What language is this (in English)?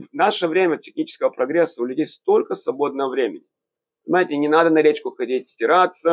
Russian